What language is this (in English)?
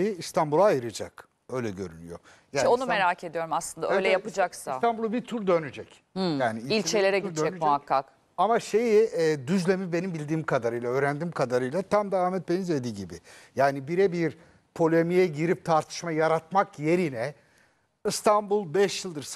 Turkish